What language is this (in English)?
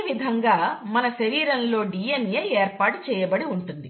Telugu